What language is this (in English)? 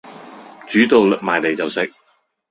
Cantonese